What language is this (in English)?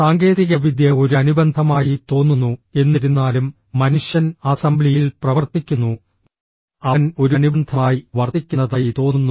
Malayalam